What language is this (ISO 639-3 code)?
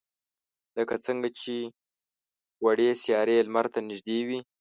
pus